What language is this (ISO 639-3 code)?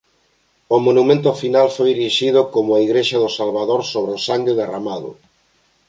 glg